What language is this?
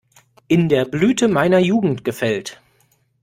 German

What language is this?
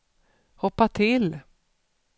Swedish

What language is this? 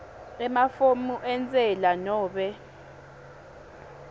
Swati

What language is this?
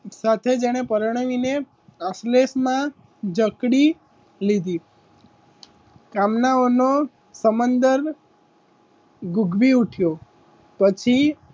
Gujarati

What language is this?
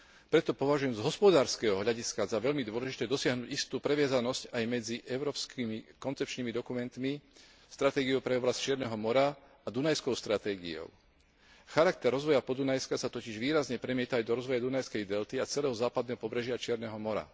Slovak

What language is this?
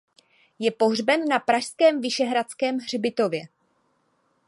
Czech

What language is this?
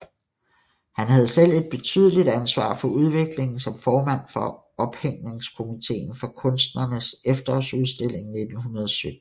Danish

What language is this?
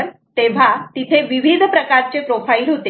Marathi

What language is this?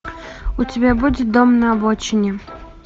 Russian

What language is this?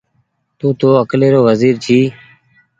Goaria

